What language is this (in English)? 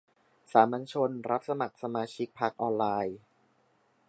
Thai